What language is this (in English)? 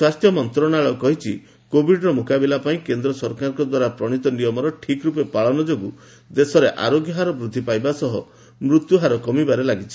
Odia